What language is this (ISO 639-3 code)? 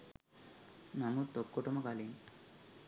sin